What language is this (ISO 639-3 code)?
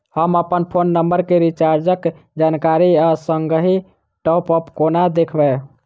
mai